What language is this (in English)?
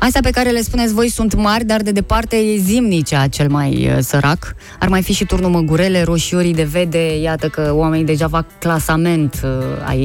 Romanian